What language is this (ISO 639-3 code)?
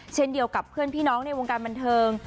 tha